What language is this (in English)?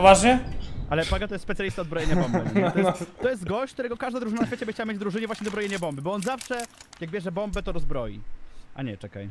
Polish